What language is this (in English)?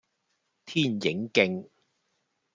Cantonese